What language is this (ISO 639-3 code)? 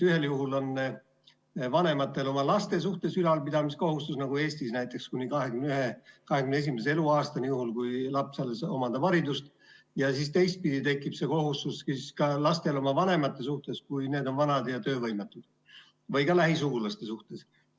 est